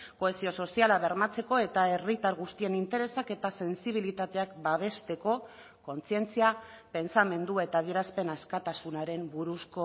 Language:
Basque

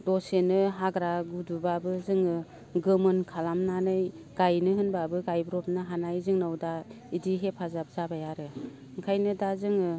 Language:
Bodo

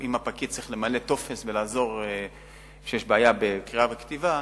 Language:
Hebrew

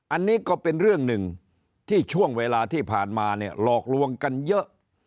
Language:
Thai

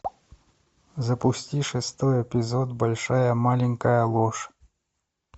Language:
Russian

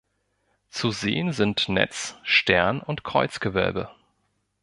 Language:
German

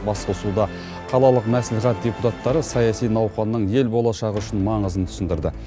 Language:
Kazakh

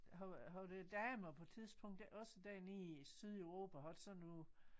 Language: Danish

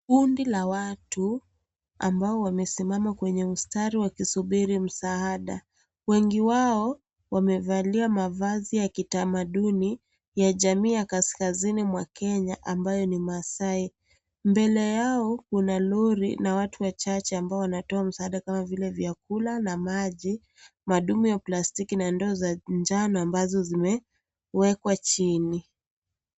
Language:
Swahili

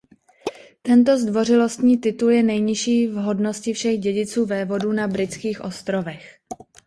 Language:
Czech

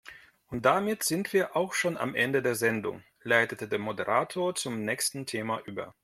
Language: German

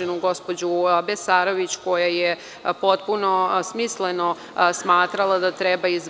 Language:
Serbian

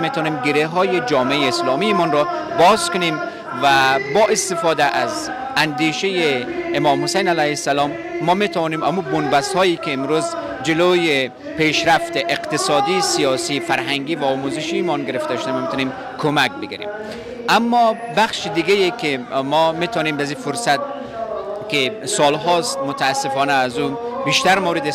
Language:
Persian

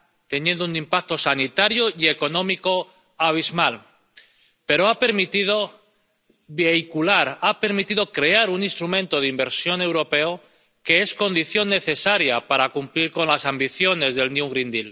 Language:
Spanish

